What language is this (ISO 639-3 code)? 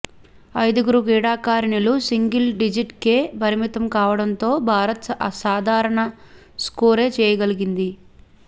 tel